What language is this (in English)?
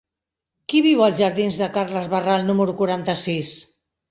Catalan